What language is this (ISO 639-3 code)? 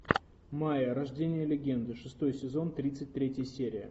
rus